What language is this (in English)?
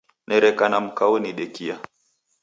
Taita